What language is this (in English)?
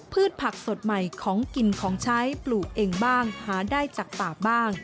Thai